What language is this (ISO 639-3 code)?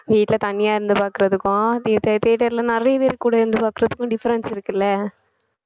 tam